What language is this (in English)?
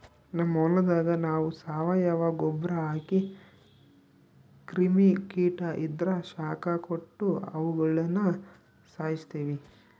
Kannada